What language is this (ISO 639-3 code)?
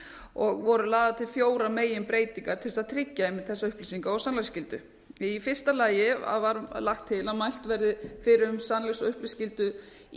isl